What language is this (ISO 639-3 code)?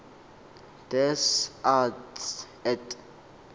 xho